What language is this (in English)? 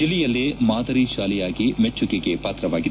Kannada